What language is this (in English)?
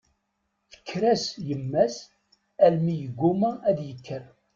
Kabyle